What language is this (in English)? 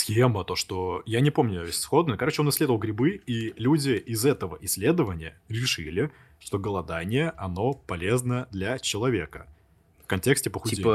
Russian